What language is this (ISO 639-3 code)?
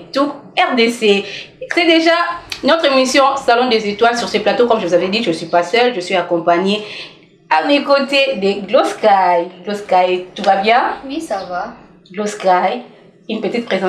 fra